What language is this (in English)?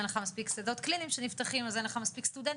Hebrew